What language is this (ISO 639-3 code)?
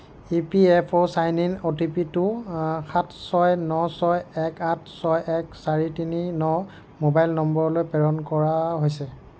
asm